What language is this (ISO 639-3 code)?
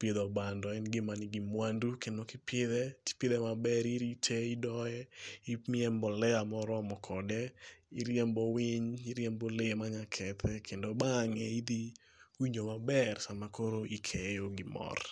luo